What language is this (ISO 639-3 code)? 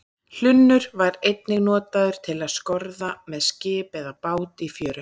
isl